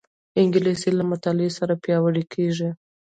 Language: Pashto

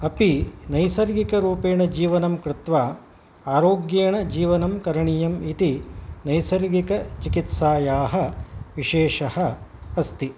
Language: Sanskrit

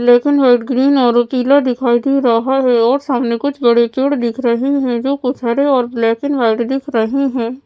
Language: Hindi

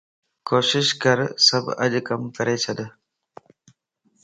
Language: Lasi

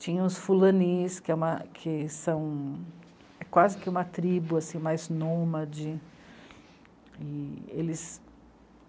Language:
Portuguese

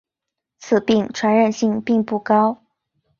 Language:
Chinese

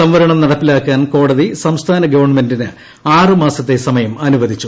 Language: Malayalam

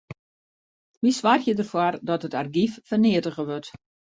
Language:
Western Frisian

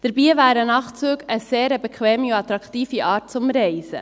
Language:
Swiss German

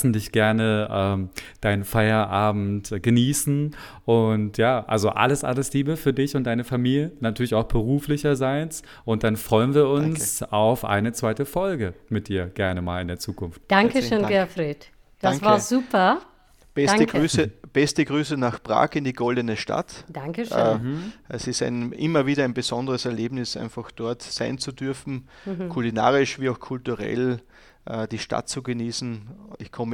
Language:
German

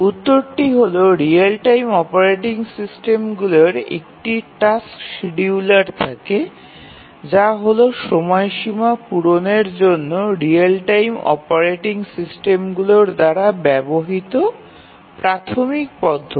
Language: Bangla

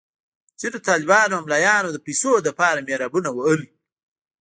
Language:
Pashto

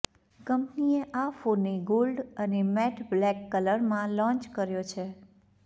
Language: Gujarati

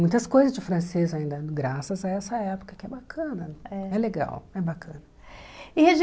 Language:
Portuguese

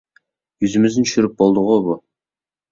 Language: Uyghur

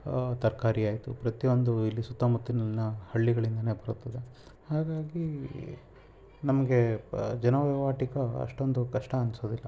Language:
Kannada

